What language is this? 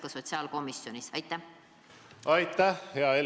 Estonian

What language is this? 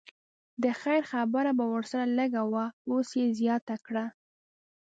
Pashto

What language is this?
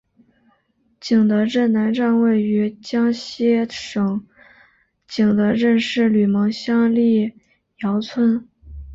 Chinese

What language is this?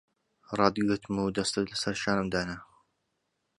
Central Kurdish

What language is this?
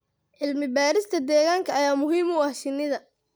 Somali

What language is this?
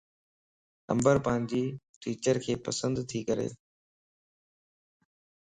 Lasi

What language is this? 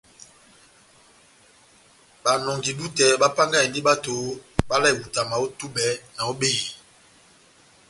Batanga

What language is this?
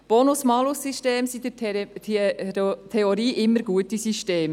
Swiss German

